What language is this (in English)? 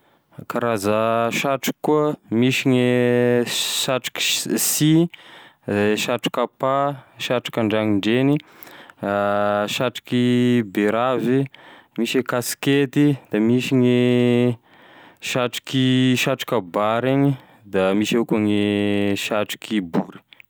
Tesaka Malagasy